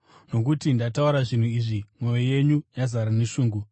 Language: Shona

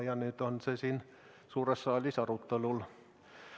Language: Estonian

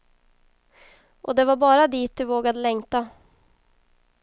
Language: Swedish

